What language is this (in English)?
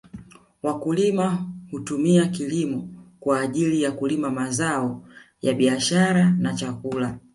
Swahili